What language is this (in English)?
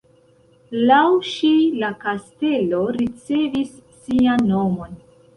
Esperanto